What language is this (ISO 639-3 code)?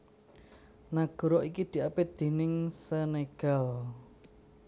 jav